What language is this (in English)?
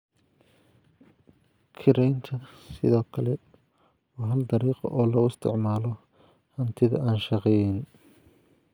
Somali